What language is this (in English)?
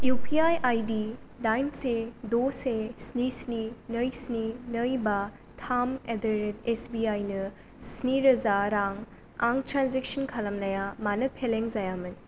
Bodo